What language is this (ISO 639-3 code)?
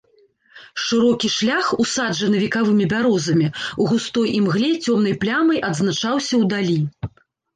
bel